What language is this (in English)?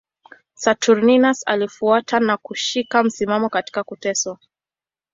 Swahili